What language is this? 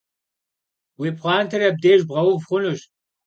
Kabardian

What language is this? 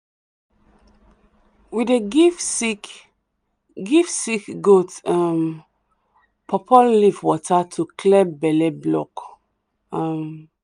Nigerian Pidgin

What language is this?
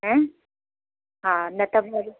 Sindhi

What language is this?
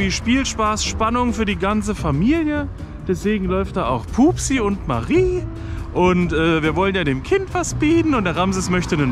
German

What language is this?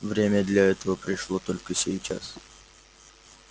Russian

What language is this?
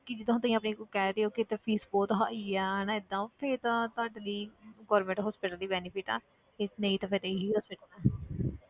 Punjabi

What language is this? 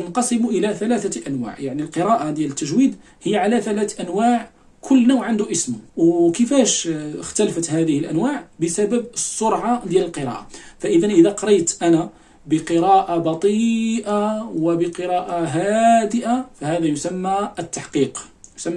Arabic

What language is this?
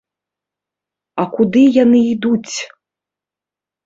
Belarusian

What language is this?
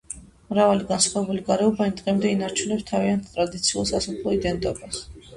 Georgian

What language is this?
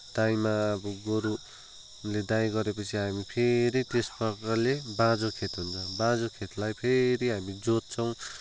Nepali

